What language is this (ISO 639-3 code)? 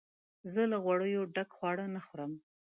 pus